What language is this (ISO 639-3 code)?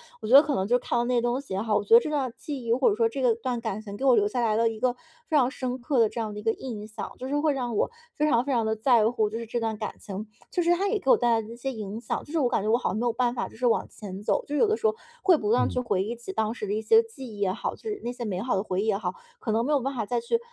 zho